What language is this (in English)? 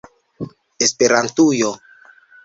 Esperanto